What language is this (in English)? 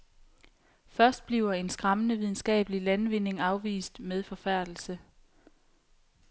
Danish